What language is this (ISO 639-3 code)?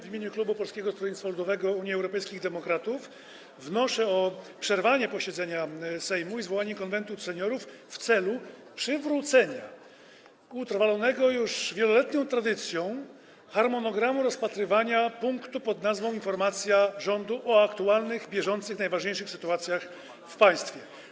pol